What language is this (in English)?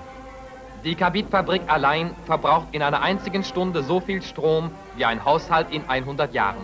German